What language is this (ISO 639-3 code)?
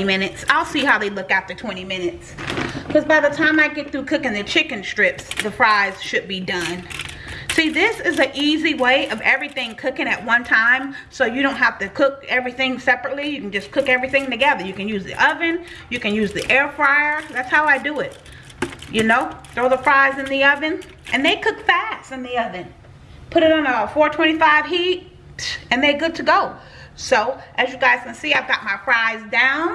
eng